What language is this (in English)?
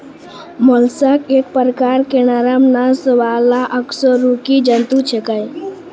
Maithili